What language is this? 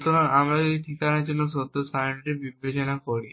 Bangla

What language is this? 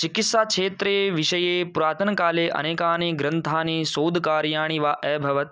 Sanskrit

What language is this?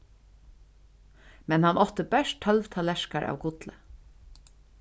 Faroese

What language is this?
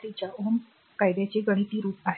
Marathi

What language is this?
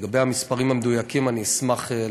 Hebrew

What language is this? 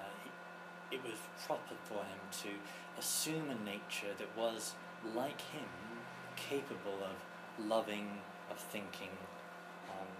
English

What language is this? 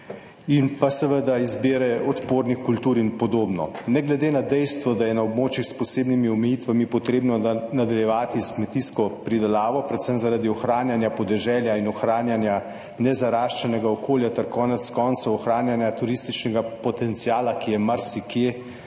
Slovenian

